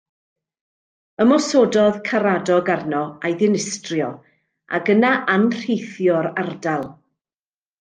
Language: Welsh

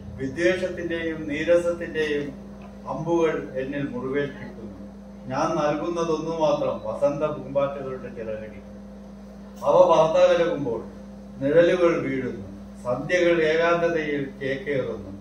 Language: Turkish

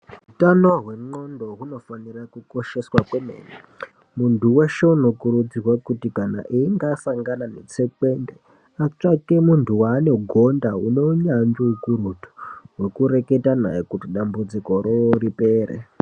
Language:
Ndau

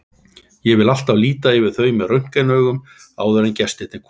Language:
Icelandic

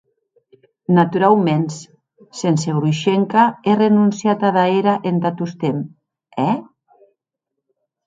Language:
Occitan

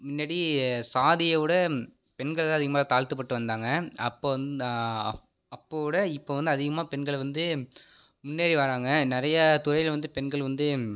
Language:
Tamil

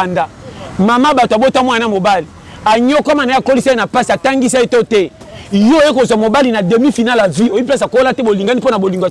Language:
French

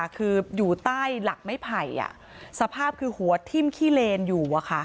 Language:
Thai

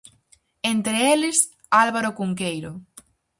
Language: Galician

